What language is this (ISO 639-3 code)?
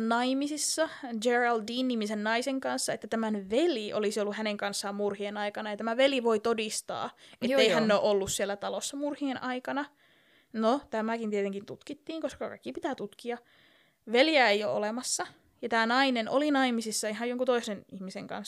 fin